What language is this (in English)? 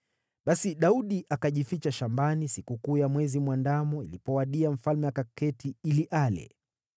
Swahili